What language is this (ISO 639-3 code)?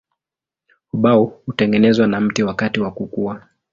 swa